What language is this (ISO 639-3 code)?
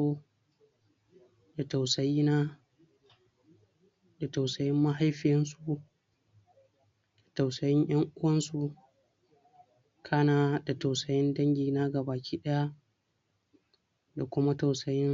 hau